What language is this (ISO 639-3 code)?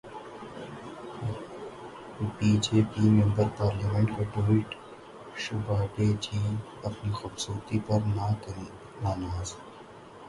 urd